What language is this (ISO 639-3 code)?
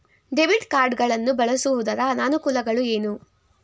kan